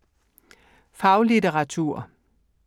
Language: Danish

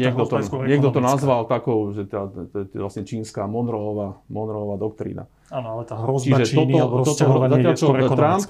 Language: Slovak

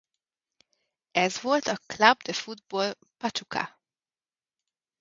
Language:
Hungarian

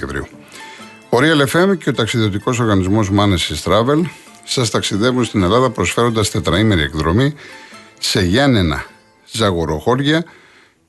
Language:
Greek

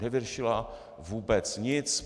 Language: Czech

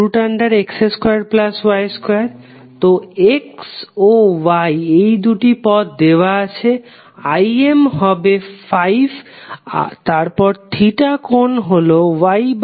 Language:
Bangla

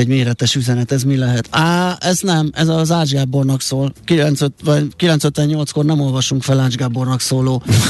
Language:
Hungarian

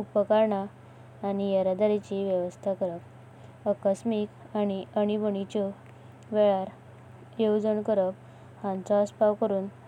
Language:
Konkani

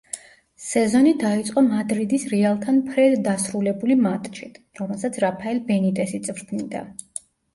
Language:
Georgian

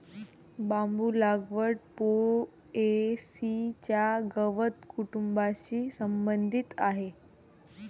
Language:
Marathi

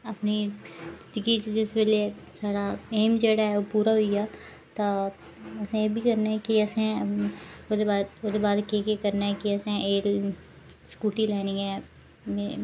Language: Dogri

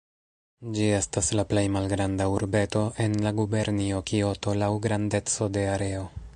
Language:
Esperanto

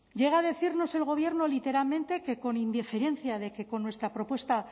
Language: Spanish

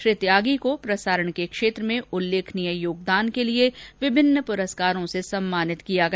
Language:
Hindi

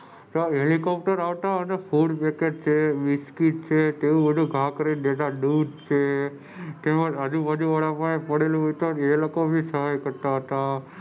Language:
Gujarati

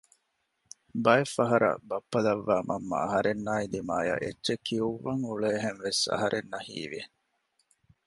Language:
Divehi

